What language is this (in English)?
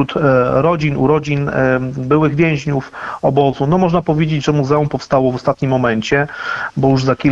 Polish